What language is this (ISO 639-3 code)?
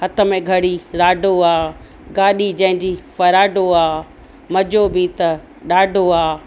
snd